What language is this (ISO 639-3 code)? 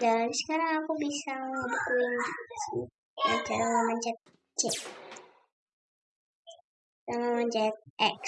ind